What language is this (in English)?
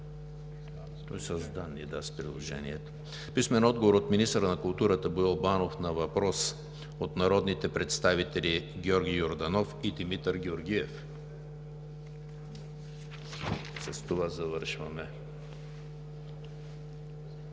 Bulgarian